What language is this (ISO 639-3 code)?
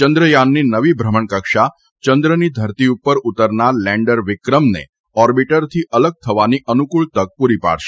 guj